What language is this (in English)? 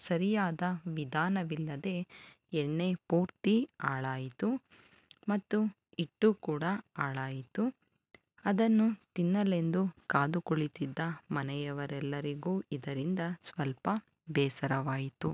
Kannada